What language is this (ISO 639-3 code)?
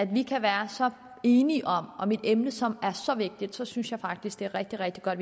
dan